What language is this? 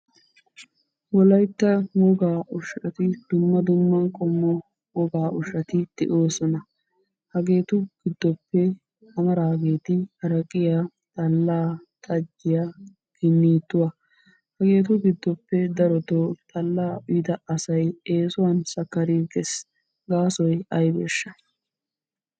Wolaytta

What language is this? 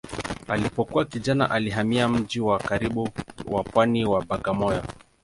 Swahili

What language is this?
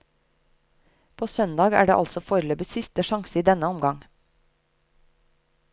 Norwegian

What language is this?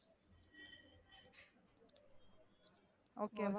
Tamil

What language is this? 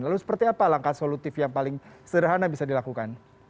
Indonesian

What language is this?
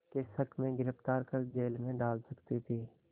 Hindi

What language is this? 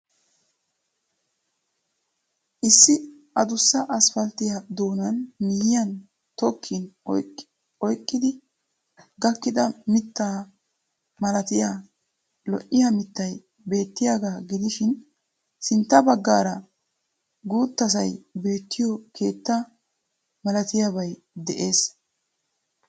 Wolaytta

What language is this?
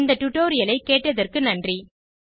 Tamil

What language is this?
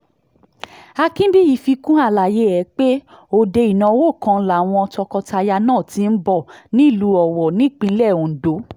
Yoruba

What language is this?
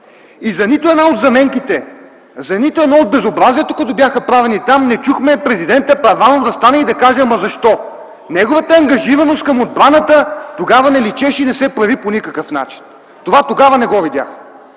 Bulgarian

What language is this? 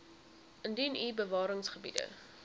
Afrikaans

